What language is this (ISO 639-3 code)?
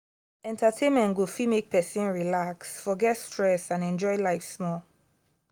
pcm